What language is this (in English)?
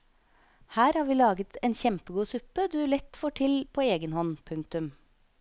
Norwegian